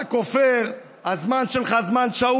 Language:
Hebrew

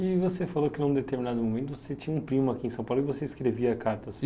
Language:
Portuguese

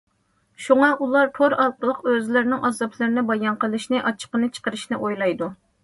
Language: Uyghur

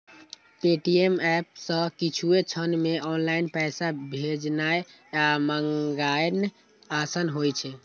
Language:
Maithili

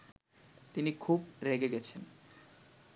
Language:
Bangla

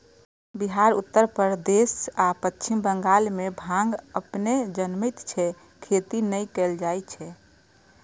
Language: Maithili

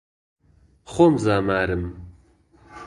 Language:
Central Kurdish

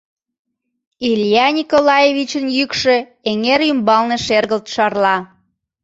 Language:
Mari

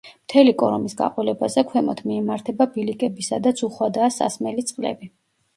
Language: Georgian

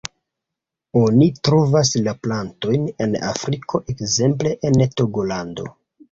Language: Esperanto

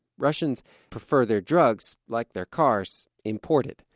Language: English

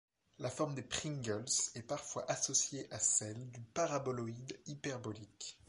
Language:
French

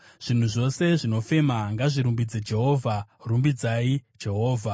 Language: Shona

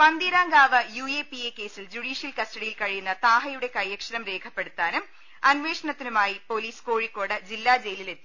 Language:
Malayalam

